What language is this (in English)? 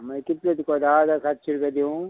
Konkani